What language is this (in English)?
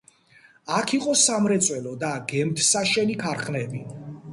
Georgian